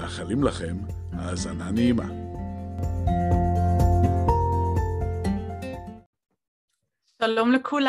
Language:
Hebrew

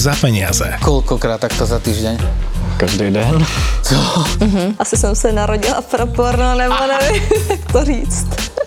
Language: Slovak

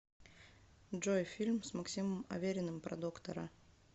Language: Russian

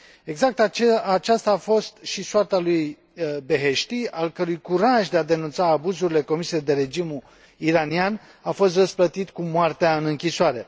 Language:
Romanian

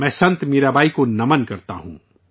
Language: Urdu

